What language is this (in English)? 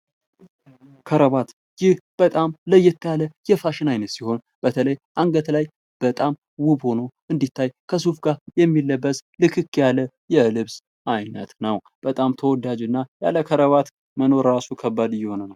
Amharic